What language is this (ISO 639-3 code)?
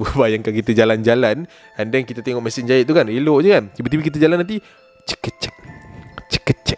msa